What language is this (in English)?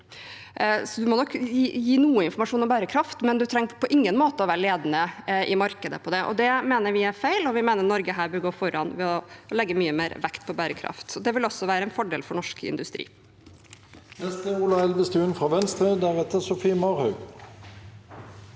Norwegian